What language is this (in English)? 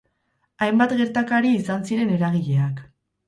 Basque